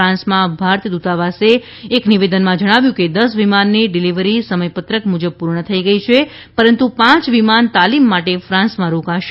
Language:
Gujarati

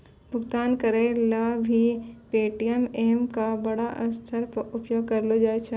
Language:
Maithili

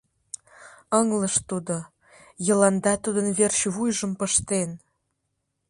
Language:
Mari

